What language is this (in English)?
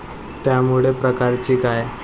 Marathi